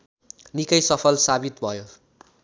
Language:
Nepali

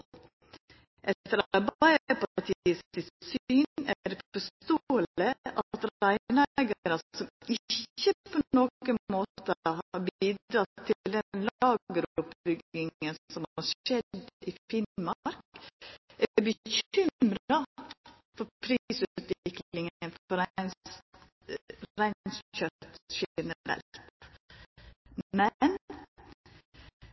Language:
Norwegian Nynorsk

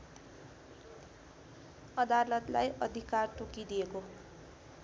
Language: Nepali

